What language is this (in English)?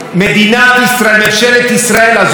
Hebrew